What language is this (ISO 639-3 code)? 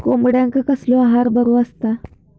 mar